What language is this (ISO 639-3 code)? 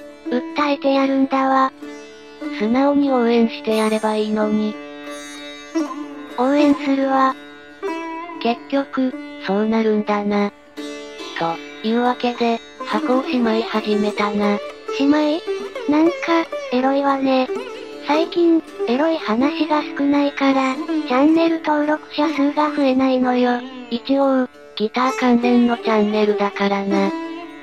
jpn